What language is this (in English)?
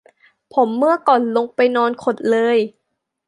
Thai